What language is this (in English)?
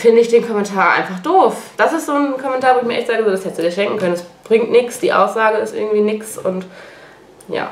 German